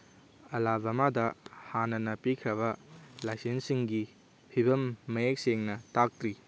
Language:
Manipuri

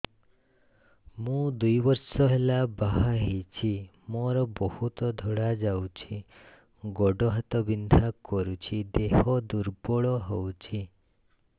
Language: Odia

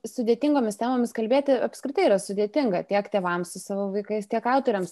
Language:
Lithuanian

